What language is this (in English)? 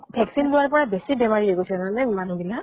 Assamese